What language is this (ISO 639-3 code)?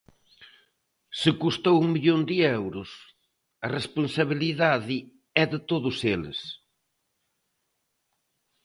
glg